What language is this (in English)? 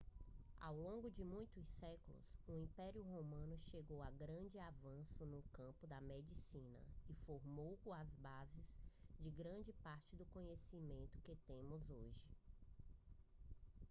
Portuguese